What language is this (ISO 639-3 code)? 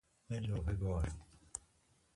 fas